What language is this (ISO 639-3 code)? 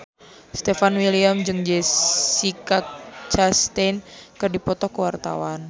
sun